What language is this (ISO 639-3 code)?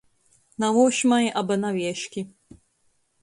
ltg